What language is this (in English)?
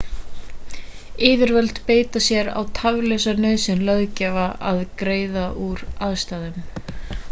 Icelandic